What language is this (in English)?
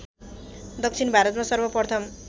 Nepali